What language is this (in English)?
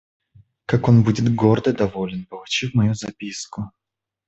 Russian